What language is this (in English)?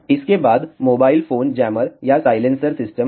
Hindi